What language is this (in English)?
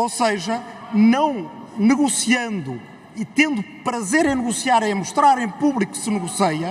Portuguese